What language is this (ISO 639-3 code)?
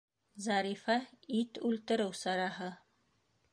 bak